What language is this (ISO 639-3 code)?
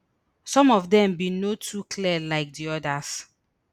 pcm